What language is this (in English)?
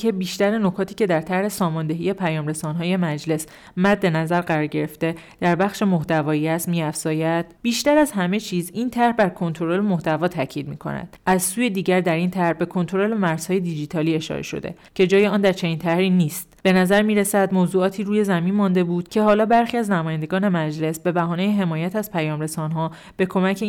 Persian